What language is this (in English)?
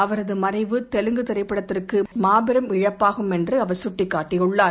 Tamil